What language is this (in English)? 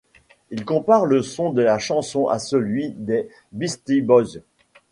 French